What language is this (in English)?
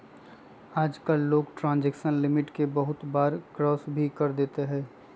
Magahi